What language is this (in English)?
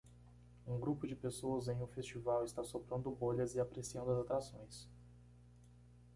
Portuguese